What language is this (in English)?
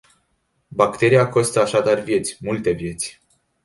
Romanian